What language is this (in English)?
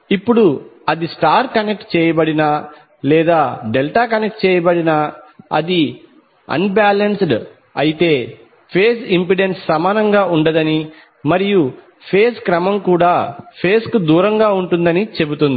Telugu